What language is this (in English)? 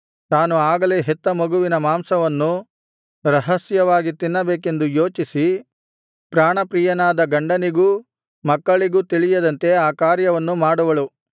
Kannada